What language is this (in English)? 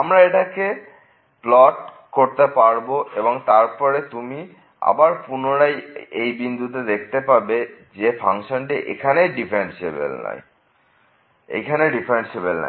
Bangla